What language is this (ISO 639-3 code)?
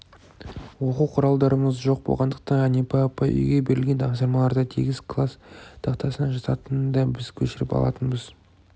kaz